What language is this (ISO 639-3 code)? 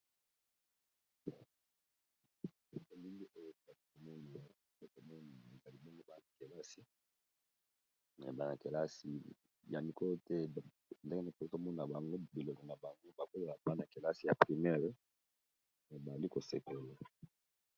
lin